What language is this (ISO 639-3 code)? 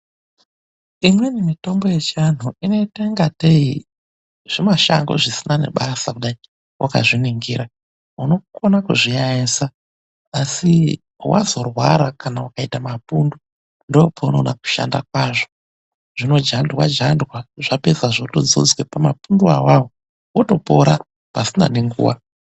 ndc